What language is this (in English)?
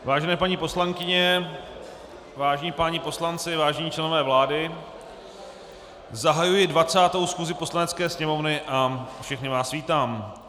Czech